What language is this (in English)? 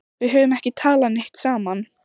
Icelandic